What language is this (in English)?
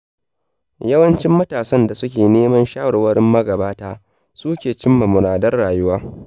Hausa